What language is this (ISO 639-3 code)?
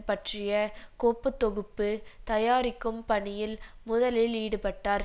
tam